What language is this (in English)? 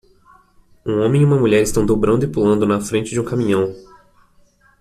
Portuguese